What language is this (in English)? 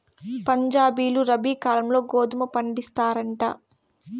Telugu